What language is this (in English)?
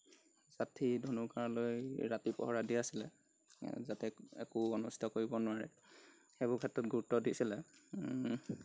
Assamese